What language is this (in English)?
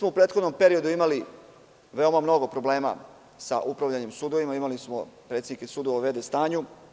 Serbian